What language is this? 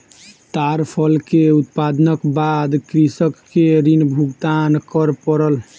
Maithili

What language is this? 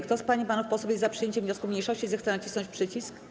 Polish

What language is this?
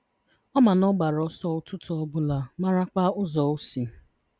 Igbo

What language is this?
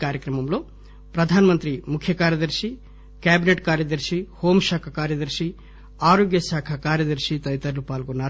Telugu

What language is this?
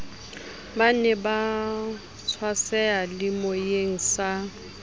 Southern Sotho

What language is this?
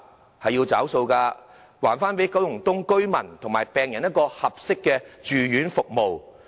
Cantonese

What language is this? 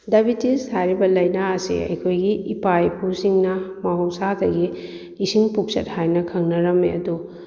Manipuri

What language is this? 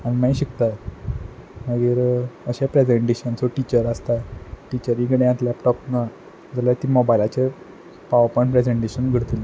Konkani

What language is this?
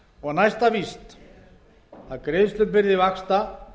Icelandic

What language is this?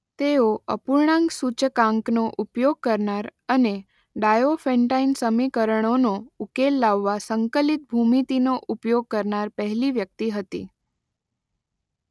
Gujarati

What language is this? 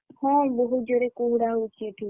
Odia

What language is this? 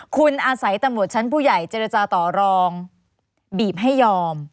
Thai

